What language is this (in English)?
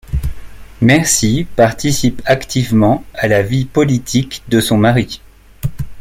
French